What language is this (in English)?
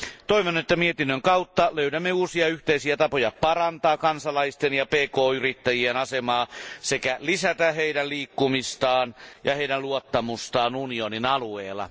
Finnish